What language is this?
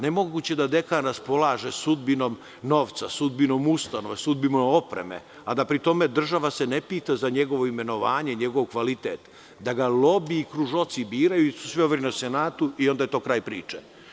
Serbian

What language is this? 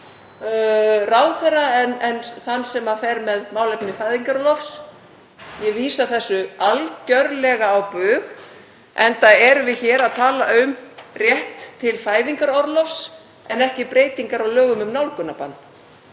Icelandic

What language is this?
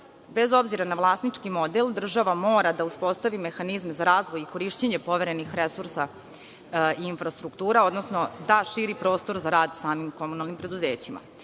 Serbian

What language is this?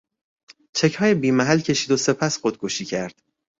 Persian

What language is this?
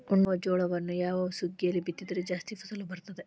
Kannada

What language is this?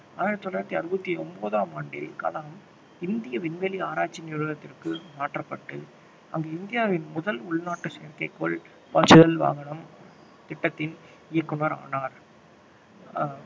Tamil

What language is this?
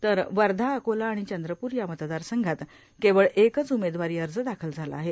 Marathi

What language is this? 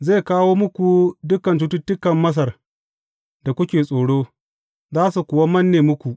Hausa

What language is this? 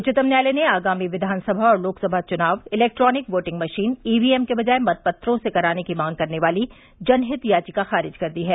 Hindi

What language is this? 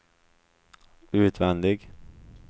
Swedish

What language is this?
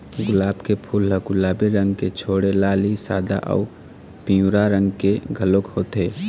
Chhattisgarhi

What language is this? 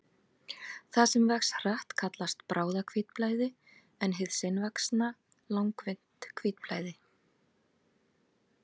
Icelandic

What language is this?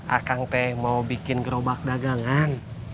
Indonesian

